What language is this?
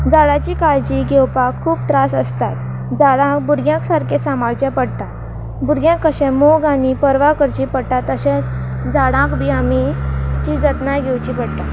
Konkani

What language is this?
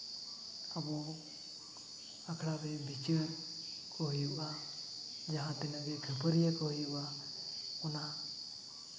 Santali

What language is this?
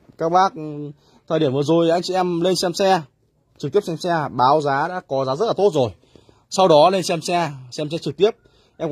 Vietnamese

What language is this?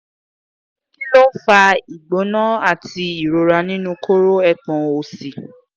Yoruba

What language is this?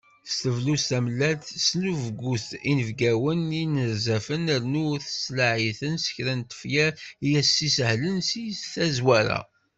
Kabyle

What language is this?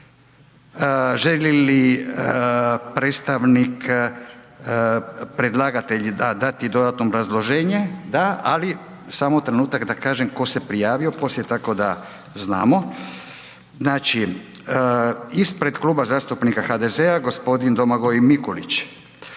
Croatian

